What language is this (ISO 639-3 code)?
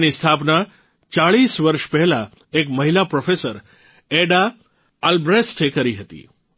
guj